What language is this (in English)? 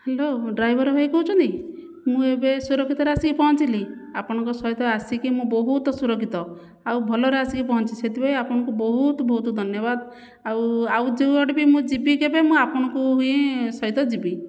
Odia